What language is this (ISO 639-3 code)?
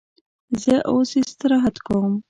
pus